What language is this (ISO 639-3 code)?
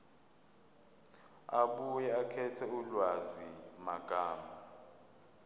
zul